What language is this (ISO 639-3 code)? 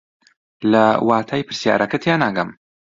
ckb